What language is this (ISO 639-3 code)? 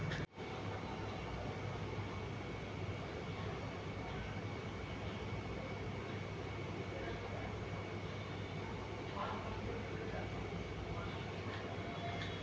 mai